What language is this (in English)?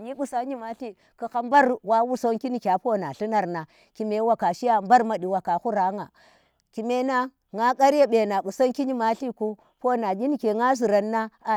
Tera